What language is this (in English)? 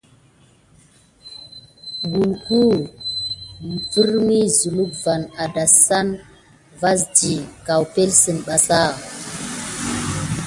Gidar